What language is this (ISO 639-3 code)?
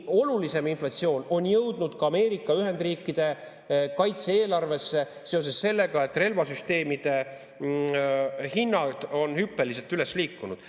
est